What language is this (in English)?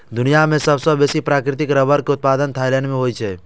Maithili